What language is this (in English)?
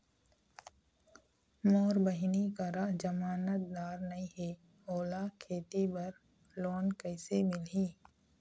Chhattisgarhi